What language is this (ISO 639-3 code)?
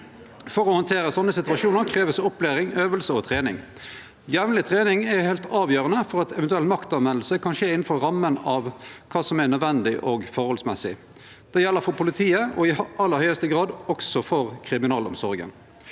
nor